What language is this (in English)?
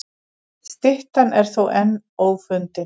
Icelandic